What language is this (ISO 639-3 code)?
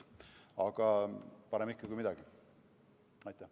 est